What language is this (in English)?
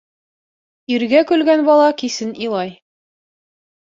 Bashkir